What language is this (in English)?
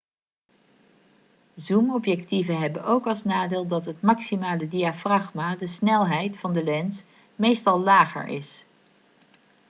Dutch